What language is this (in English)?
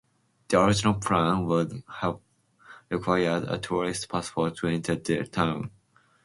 English